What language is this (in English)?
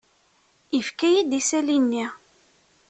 Kabyle